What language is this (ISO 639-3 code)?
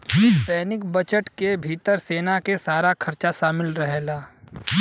bho